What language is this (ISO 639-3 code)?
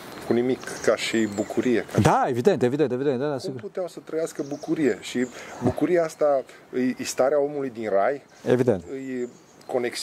ron